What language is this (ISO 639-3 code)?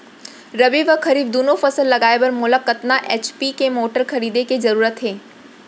hne